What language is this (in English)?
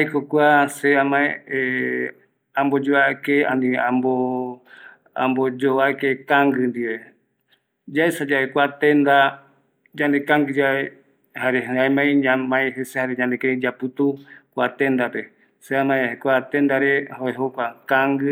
Eastern Bolivian Guaraní